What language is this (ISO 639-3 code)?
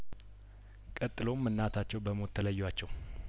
amh